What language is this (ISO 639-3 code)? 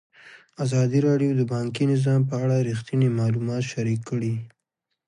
pus